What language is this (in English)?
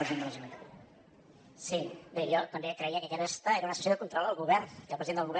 Catalan